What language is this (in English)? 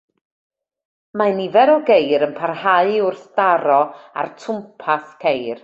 Welsh